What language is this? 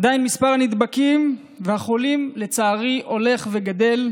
Hebrew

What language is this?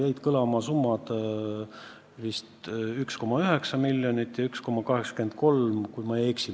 Estonian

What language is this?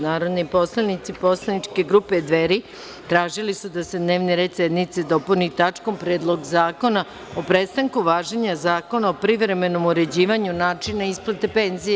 Serbian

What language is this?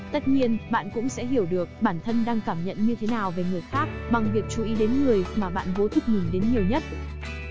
Vietnamese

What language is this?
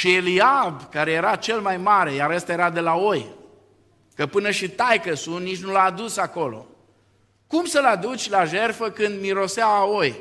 Romanian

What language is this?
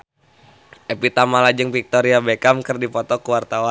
Sundanese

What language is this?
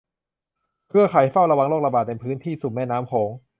Thai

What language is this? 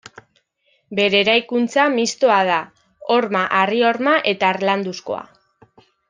Basque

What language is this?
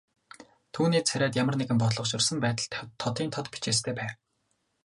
Mongolian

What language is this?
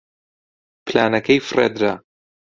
Central Kurdish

